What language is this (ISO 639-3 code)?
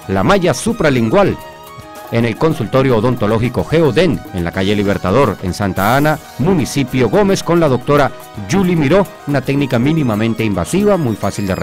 spa